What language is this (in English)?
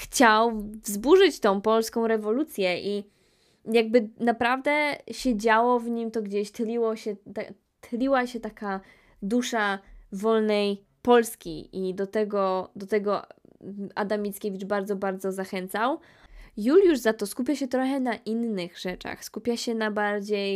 Polish